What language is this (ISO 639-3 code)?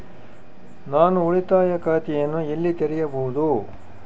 kan